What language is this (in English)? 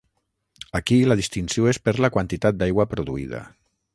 Catalan